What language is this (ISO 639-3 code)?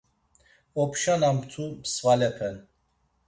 lzz